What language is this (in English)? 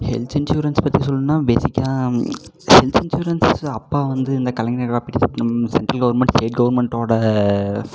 Tamil